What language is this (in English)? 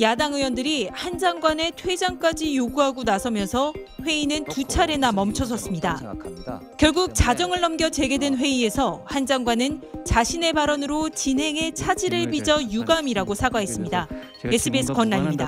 Korean